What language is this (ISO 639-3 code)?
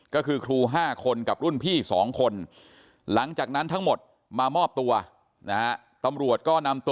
tha